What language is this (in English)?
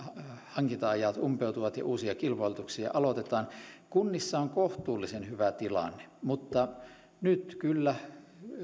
Finnish